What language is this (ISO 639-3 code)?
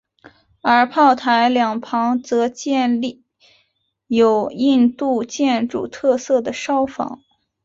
zho